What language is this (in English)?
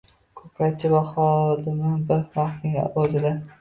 Uzbek